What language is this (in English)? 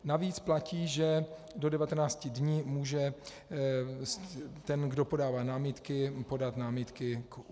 Czech